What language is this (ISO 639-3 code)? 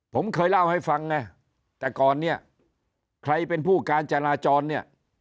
tha